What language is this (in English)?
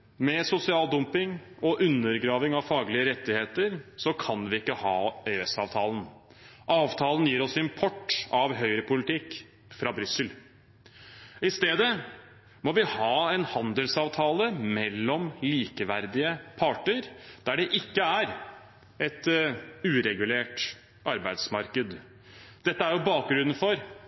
Norwegian Bokmål